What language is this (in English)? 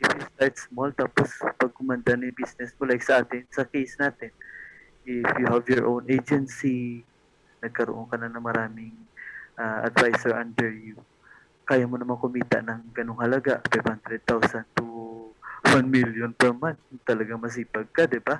Filipino